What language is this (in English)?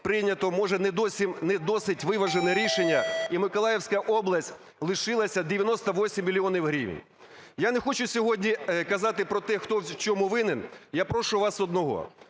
Ukrainian